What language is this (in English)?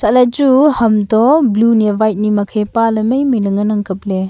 Wancho Naga